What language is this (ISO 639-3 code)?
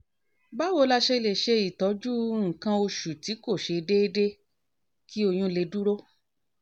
yor